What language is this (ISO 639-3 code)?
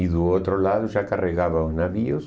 por